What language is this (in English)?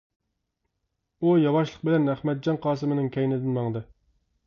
Uyghur